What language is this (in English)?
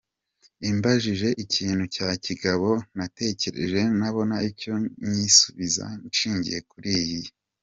Kinyarwanda